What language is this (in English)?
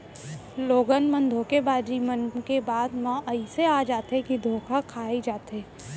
Chhattisgarhi